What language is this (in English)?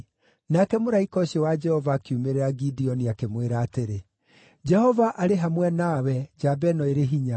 Kikuyu